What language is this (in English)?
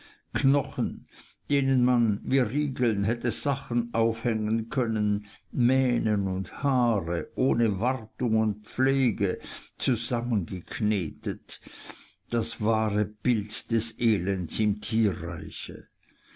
German